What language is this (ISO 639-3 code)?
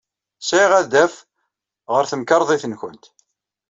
kab